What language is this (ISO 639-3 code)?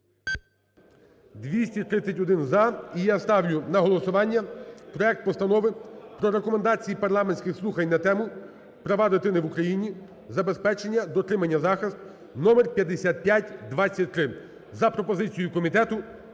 ukr